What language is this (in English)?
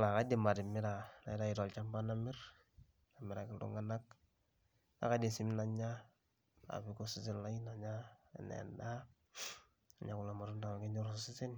Masai